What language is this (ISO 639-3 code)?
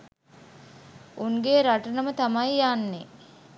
sin